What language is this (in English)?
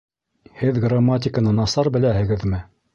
Bashkir